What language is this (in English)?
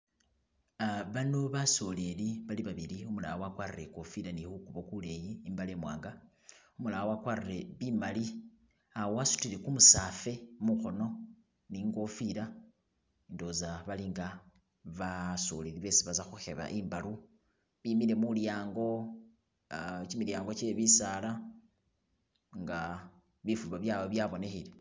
Masaaba